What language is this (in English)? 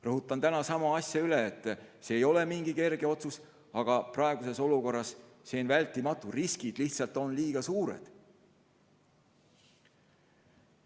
Estonian